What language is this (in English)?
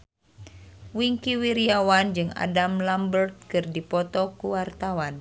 Sundanese